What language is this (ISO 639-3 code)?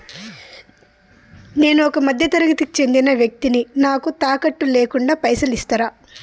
tel